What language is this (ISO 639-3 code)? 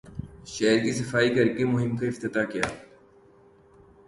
urd